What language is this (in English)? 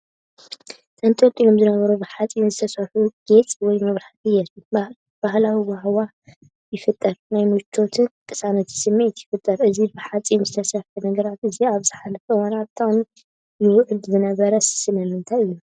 Tigrinya